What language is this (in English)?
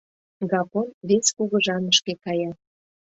Mari